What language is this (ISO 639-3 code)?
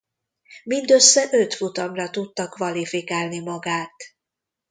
hun